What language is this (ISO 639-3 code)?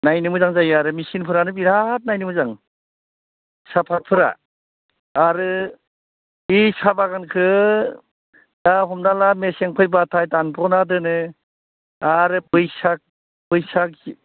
brx